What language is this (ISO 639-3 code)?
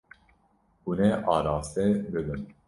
kur